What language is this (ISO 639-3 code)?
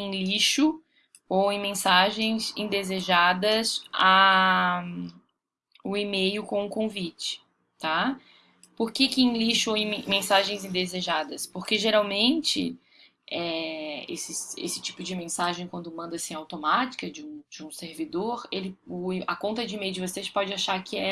por